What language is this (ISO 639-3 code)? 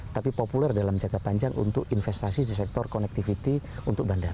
ind